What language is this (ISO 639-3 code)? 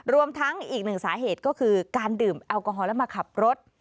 tha